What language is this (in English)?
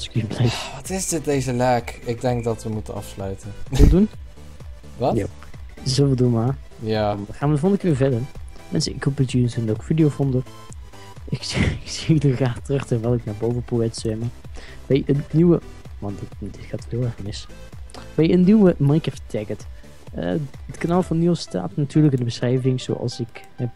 Dutch